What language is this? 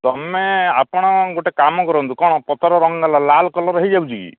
Odia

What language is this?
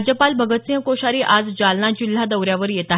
Marathi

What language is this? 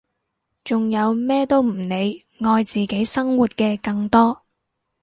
Cantonese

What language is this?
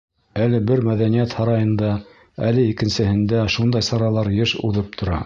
Bashkir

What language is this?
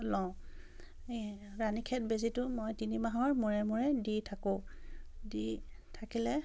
Assamese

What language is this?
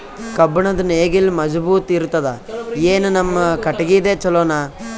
Kannada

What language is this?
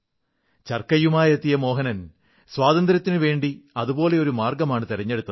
Malayalam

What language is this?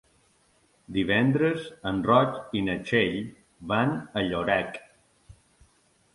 Catalan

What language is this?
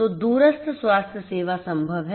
Hindi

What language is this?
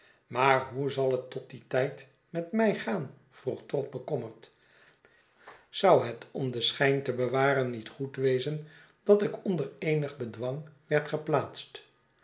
Dutch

